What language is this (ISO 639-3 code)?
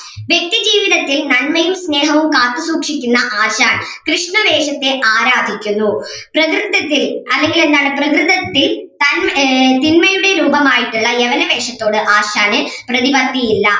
mal